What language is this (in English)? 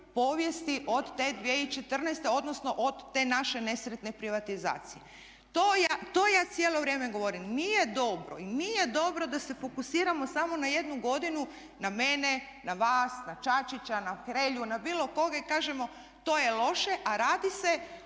Croatian